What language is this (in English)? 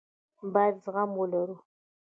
Pashto